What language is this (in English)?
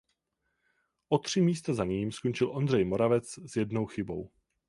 Czech